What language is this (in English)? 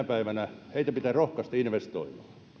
Finnish